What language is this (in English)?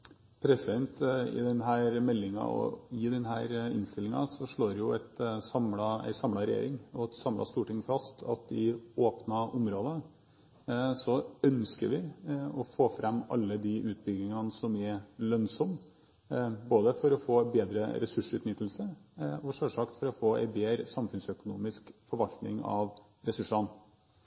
Norwegian Bokmål